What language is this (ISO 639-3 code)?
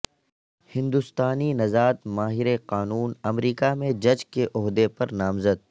urd